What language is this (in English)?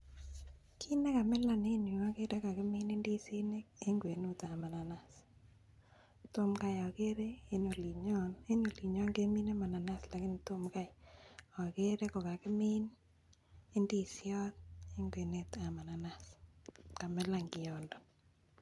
Kalenjin